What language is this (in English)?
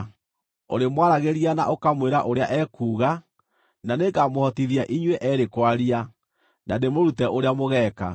Kikuyu